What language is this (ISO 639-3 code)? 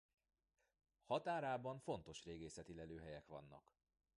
hun